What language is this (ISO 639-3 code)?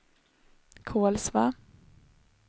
swe